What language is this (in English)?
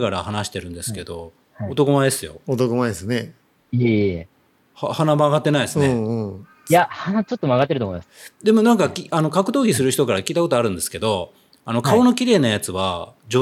Japanese